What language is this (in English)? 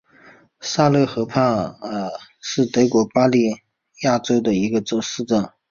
Chinese